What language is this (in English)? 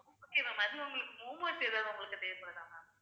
Tamil